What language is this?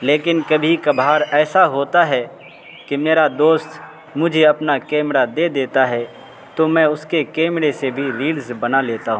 Urdu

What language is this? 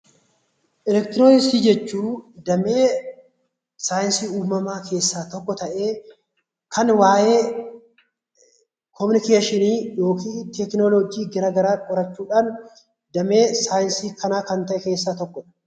Oromo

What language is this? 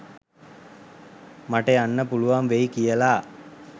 Sinhala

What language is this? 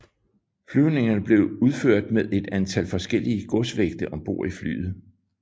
Danish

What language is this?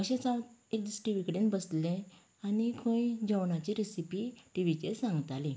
Konkani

